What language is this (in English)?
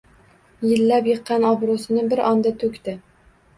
Uzbek